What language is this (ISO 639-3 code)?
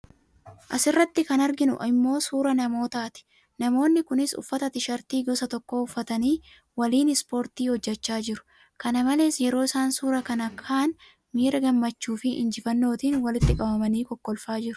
orm